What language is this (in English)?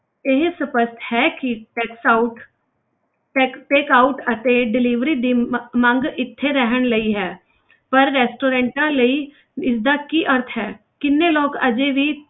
Punjabi